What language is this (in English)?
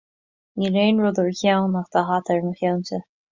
Irish